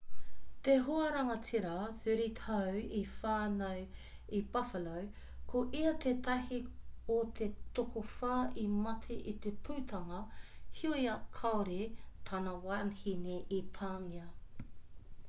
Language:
Māori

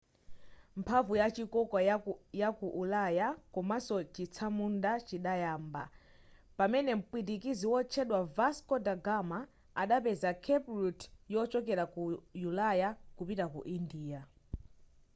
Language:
Nyanja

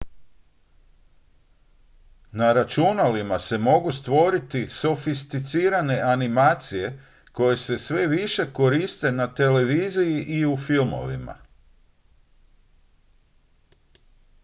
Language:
Croatian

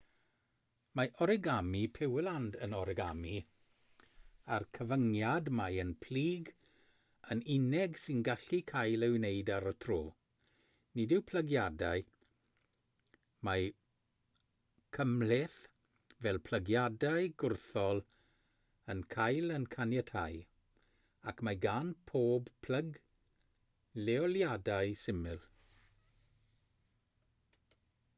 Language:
Welsh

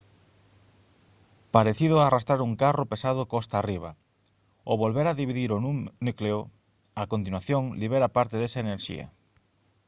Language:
Galician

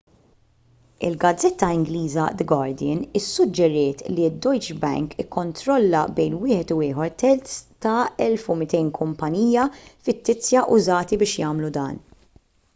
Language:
Maltese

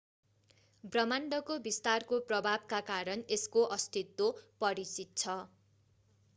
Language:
Nepali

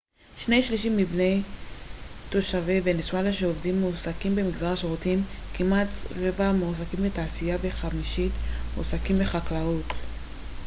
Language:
Hebrew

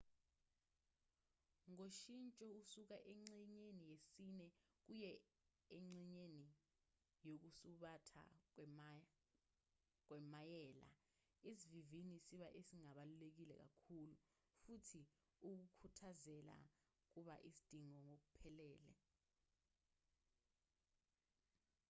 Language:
Zulu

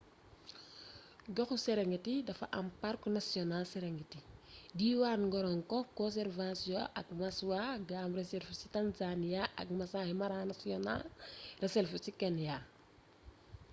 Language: Wolof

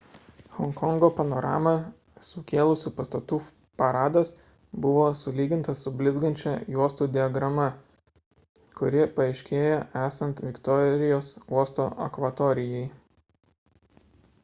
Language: Lithuanian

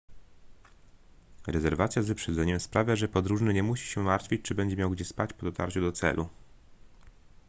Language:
Polish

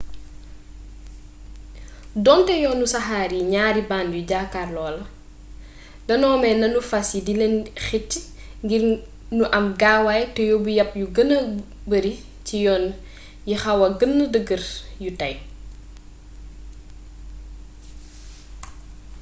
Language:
Wolof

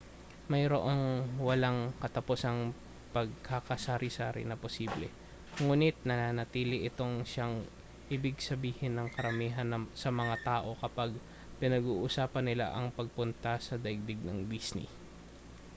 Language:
Filipino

